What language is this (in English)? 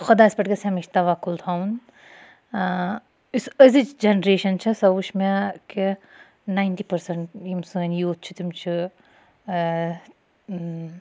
Kashmiri